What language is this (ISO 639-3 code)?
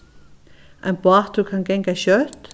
fao